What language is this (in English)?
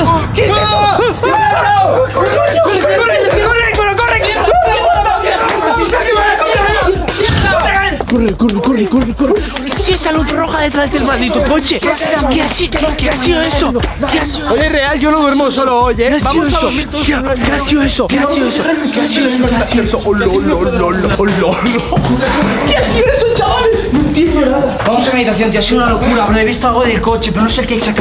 Spanish